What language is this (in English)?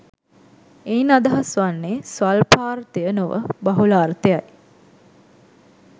Sinhala